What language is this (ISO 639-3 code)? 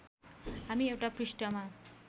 nep